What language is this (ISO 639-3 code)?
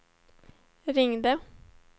swe